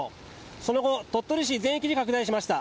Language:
Japanese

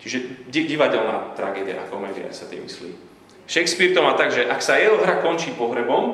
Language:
Slovak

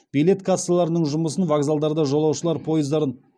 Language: Kazakh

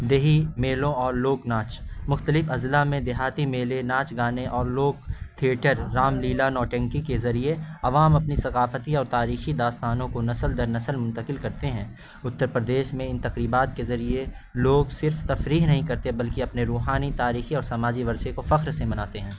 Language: Urdu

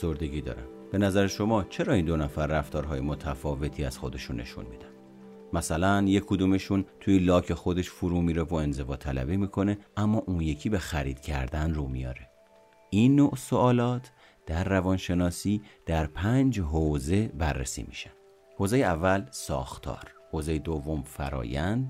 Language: Persian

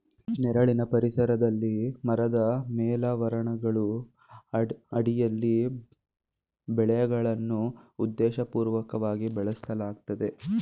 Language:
Kannada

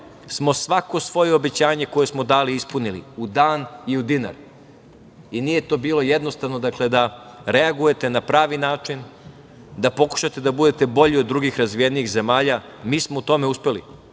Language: Serbian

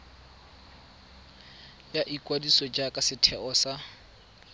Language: Tswana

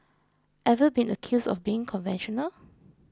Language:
English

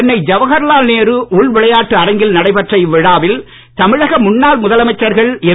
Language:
Tamil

